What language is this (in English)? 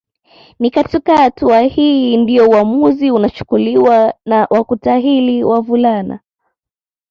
Swahili